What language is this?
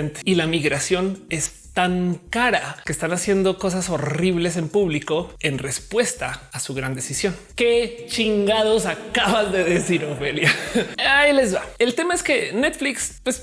Spanish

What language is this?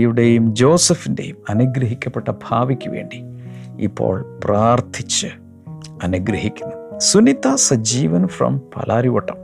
Malayalam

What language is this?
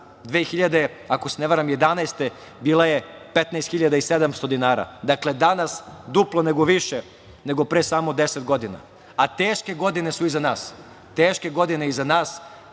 Serbian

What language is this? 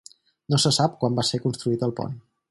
Catalan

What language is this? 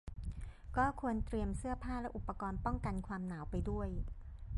Thai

